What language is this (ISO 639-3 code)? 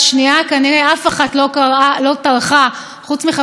heb